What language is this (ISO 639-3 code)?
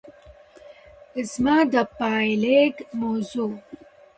pus